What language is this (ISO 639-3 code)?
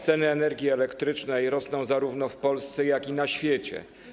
pol